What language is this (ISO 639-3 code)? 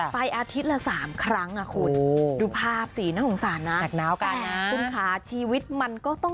tha